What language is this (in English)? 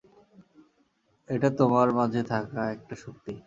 Bangla